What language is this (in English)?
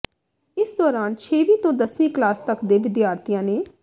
Punjabi